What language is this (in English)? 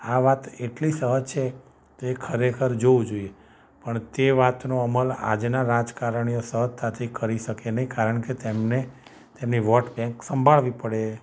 Gujarati